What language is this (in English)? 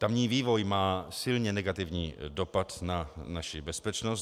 Czech